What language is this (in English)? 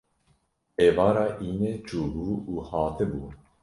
Kurdish